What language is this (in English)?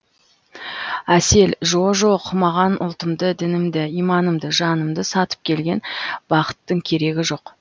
Kazakh